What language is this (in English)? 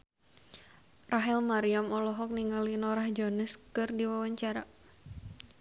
Sundanese